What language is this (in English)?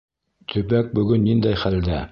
Bashkir